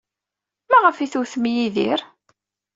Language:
Kabyle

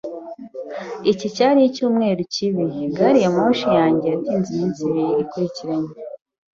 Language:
Kinyarwanda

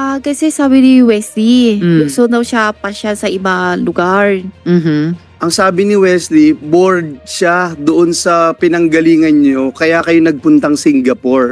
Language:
Filipino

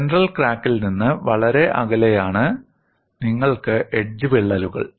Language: Malayalam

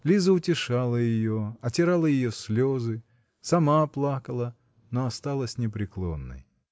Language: Russian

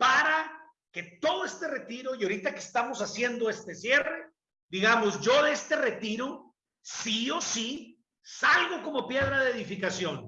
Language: Spanish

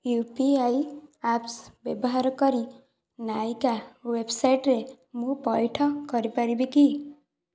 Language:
Odia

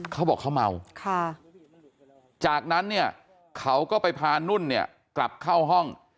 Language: Thai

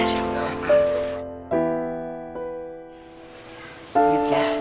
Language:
Indonesian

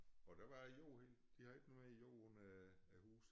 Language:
Danish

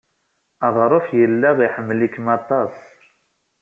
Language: Kabyle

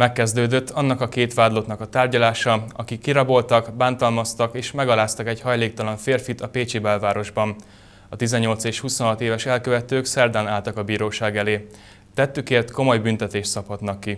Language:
Hungarian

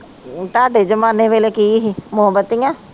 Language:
Punjabi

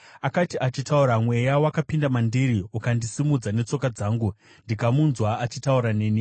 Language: Shona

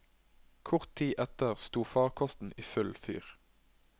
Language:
Norwegian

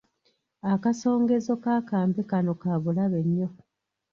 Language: Ganda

